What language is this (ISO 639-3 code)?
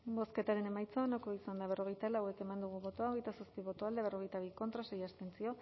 eus